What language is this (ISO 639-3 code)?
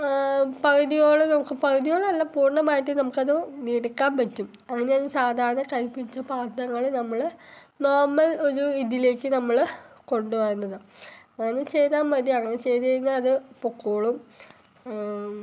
mal